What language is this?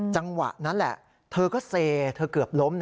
Thai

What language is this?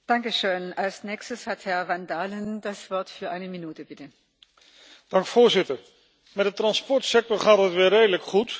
Dutch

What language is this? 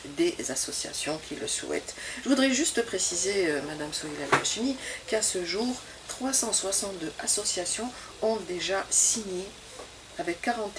French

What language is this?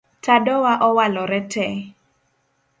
Luo (Kenya and Tanzania)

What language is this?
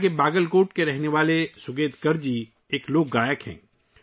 Urdu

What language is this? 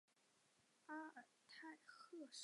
Chinese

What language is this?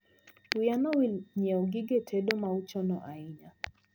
Luo (Kenya and Tanzania)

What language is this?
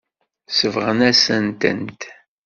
Kabyle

